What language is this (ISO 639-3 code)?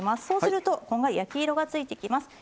jpn